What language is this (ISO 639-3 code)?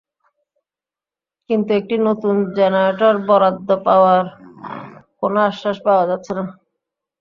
ben